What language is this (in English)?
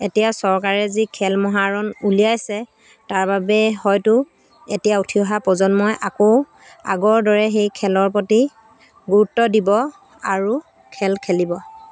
Assamese